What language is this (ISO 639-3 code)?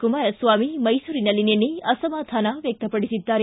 kan